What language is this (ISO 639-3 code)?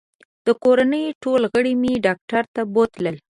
pus